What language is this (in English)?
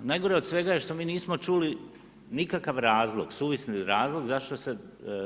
Croatian